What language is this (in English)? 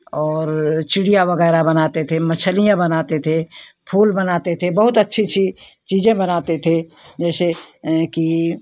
Hindi